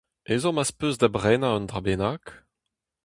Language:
Breton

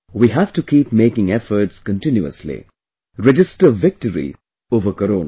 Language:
English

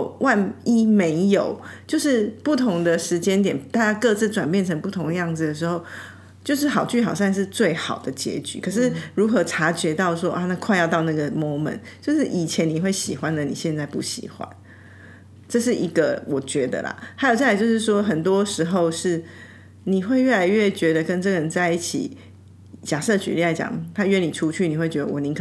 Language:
Chinese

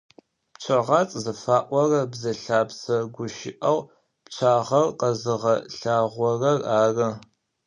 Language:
Adyghe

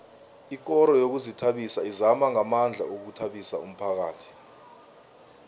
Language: South Ndebele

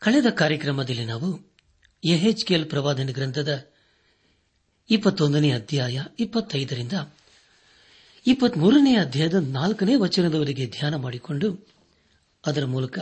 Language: Kannada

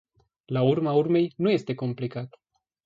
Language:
Romanian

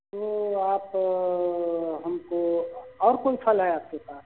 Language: Hindi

